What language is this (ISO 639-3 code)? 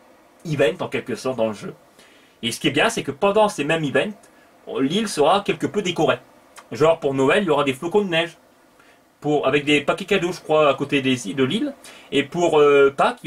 fra